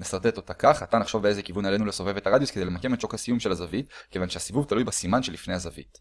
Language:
Hebrew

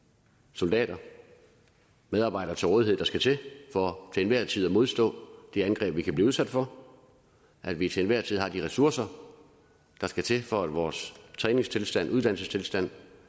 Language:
Danish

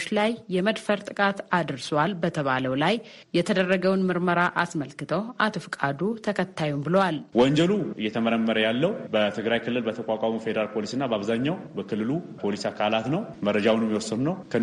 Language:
Romanian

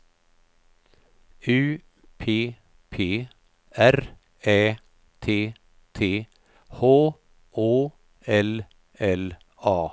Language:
Swedish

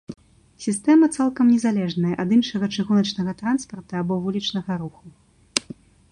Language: Belarusian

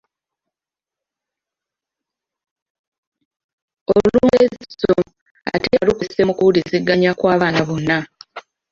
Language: Ganda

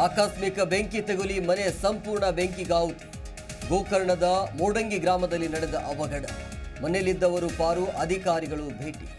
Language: Kannada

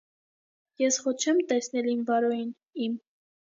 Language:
Armenian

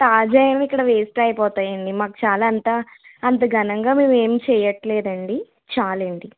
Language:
Telugu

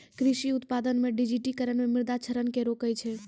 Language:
Maithili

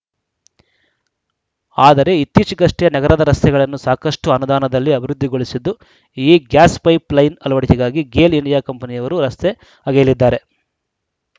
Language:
Kannada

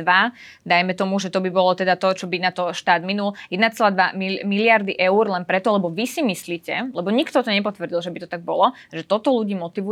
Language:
Slovak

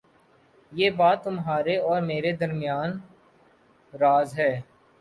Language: Urdu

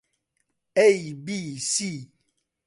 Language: Central Kurdish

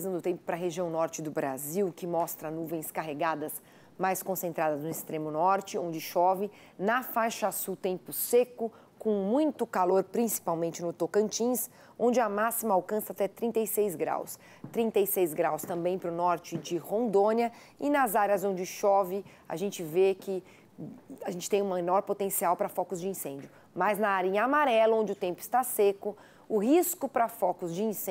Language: Portuguese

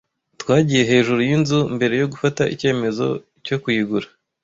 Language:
Kinyarwanda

